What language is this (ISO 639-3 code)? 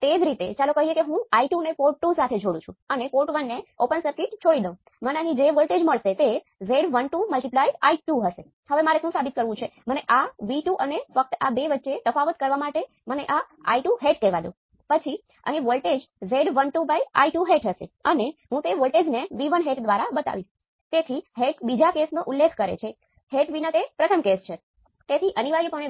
guj